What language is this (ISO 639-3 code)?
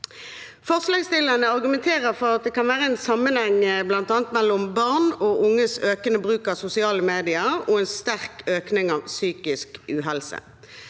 nor